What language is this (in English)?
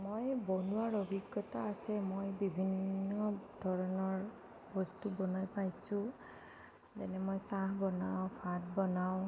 Assamese